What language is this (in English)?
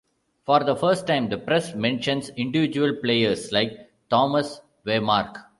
English